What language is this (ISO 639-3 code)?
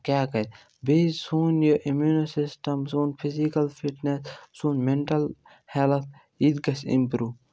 kas